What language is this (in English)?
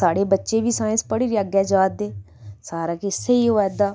Dogri